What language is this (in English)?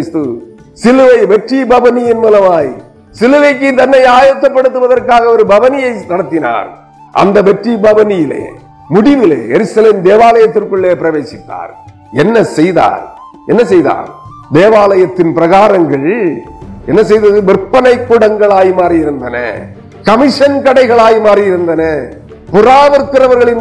Tamil